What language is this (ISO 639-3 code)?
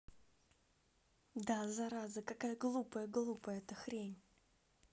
rus